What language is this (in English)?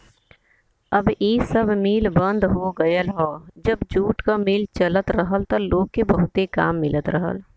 Bhojpuri